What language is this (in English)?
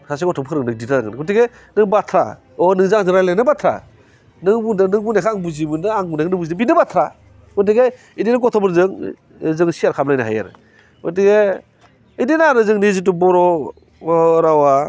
Bodo